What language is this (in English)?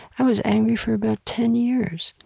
English